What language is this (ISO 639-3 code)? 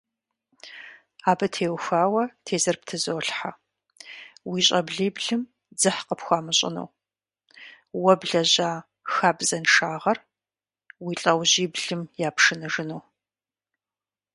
kbd